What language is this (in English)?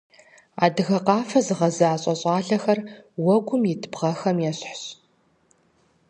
Kabardian